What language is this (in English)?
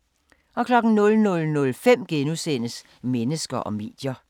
Danish